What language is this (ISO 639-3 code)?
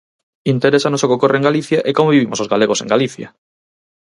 glg